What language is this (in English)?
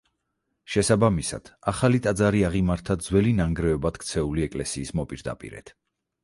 Georgian